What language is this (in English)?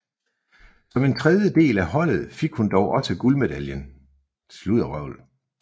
Danish